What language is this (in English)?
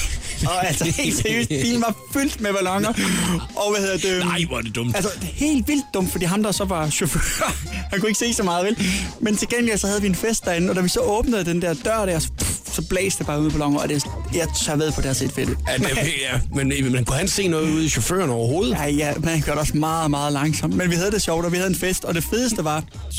Danish